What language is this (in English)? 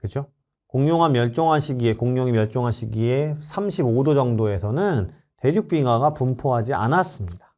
Korean